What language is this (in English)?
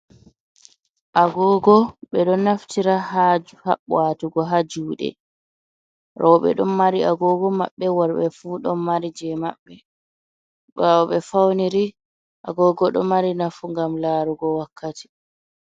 Fula